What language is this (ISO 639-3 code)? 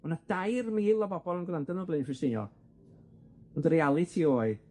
cym